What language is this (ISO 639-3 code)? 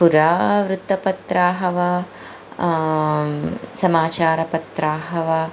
san